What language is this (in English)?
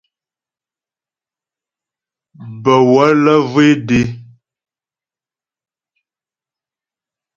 Ghomala